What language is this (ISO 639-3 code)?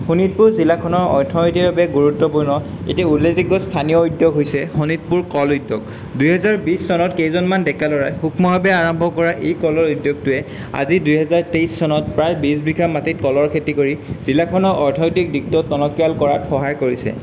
asm